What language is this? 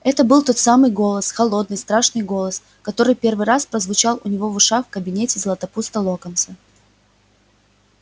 Russian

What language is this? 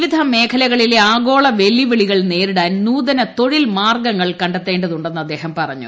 Malayalam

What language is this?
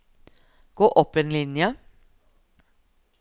Norwegian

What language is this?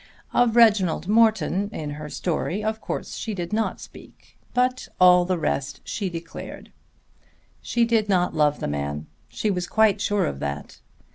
English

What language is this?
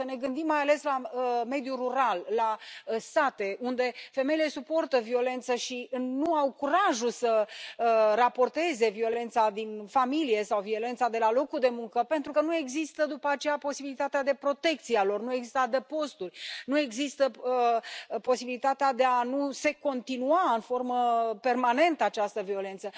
Romanian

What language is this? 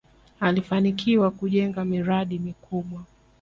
Swahili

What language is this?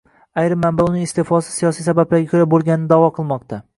Uzbek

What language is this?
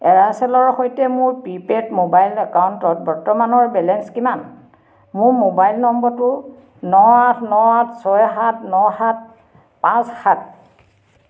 Assamese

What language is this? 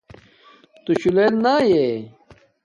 Domaaki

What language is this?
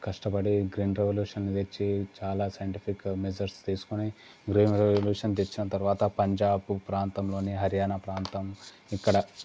Telugu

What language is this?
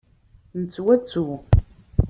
Kabyle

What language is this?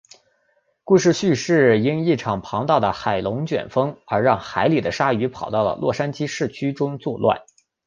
Chinese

